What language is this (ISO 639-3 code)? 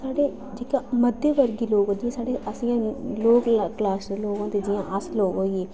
doi